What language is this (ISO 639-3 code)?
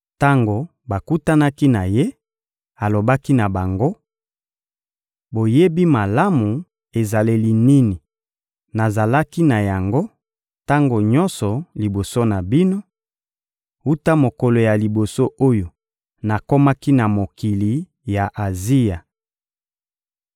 lin